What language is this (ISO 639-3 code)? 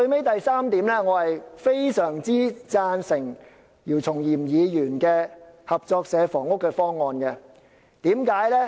yue